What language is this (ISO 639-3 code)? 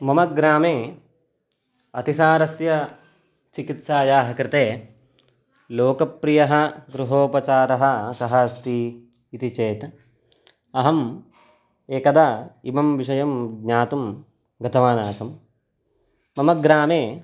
san